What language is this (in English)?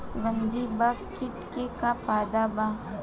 Bhojpuri